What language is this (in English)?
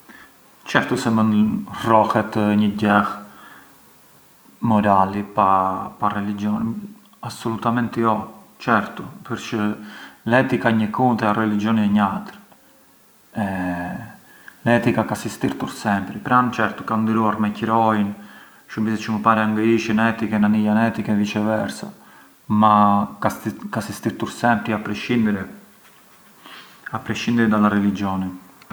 Arbëreshë Albanian